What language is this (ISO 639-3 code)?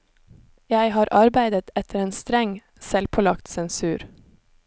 nor